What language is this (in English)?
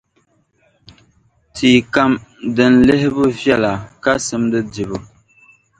Dagbani